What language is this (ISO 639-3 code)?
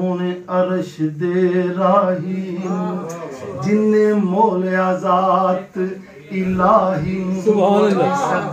tur